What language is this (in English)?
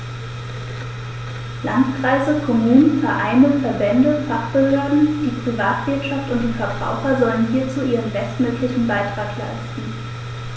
German